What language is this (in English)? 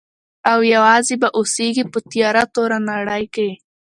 Pashto